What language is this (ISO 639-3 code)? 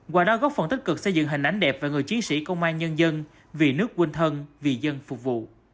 vie